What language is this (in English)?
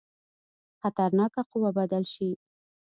Pashto